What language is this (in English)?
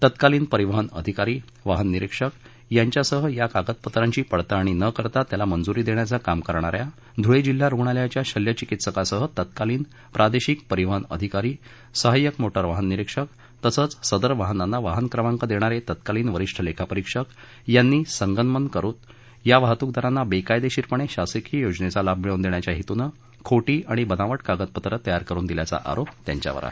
Marathi